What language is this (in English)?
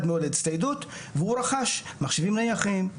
Hebrew